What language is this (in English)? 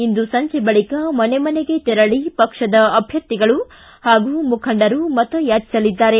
Kannada